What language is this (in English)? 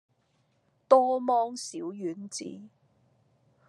Cantonese